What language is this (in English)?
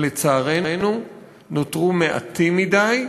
Hebrew